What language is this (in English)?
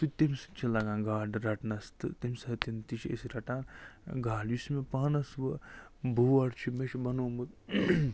Kashmiri